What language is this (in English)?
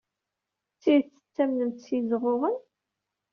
Kabyle